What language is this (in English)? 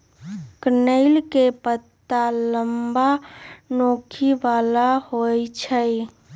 Magahi